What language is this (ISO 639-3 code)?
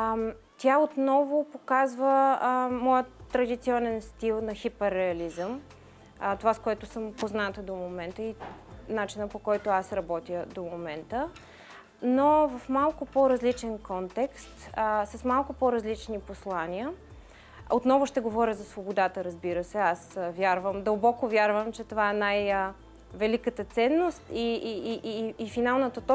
bul